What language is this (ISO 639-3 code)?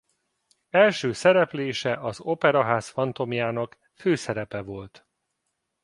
hun